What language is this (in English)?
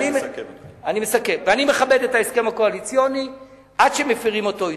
Hebrew